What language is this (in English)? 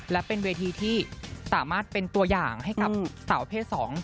Thai